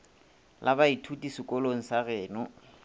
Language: Northern Sotho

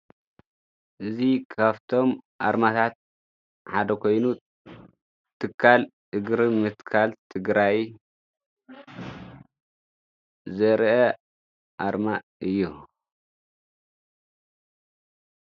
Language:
Tigrinya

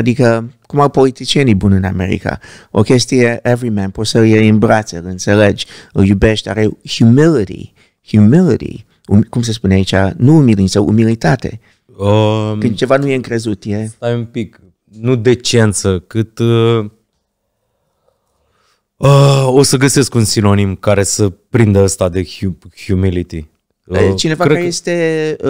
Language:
Romanian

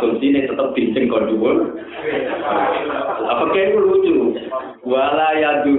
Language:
Indonesian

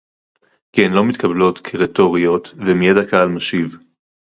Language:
Hebrew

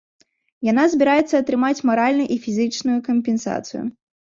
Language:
Belarusian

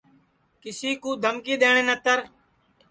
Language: Sansi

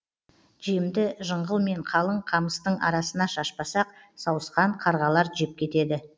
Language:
Kazakh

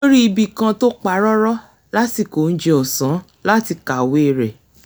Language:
Yoruba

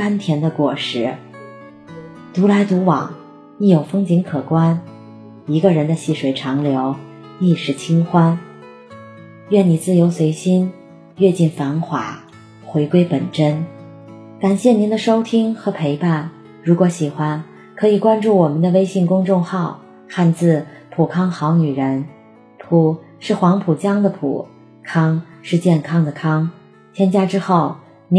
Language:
Chinese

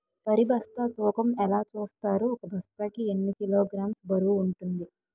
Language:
Telugu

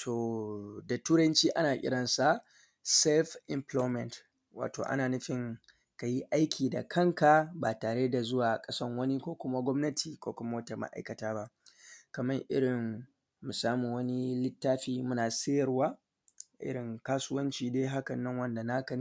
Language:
Hausa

